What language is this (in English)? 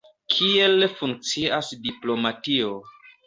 Esperanto